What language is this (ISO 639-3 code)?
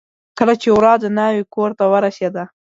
pus